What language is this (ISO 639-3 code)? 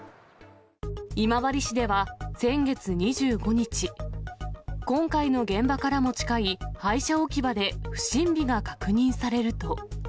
jpn